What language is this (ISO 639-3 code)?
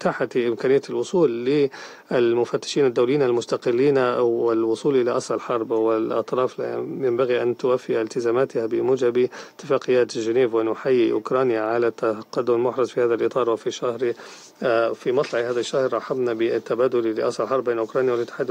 ara